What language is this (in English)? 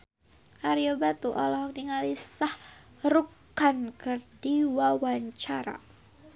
Sundanese